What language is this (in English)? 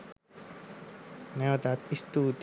Sinhala